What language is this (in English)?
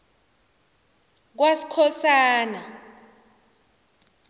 South Ndebele